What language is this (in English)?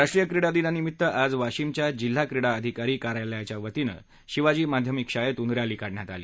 Marathi